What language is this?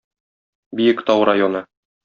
Tatar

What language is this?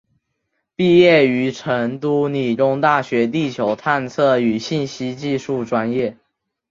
Chinese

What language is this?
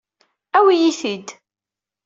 Kabyle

